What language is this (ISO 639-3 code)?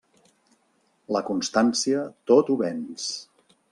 cat